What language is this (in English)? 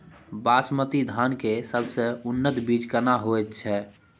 Maithili